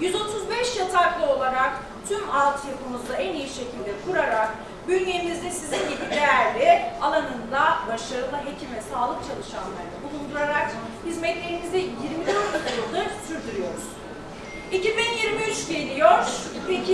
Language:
Turkish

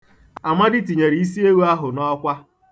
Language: Igbo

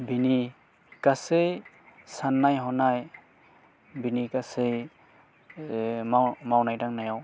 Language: Bodo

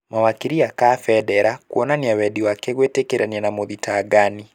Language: Kikuyu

